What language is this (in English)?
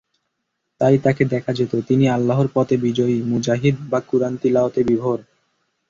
Bangla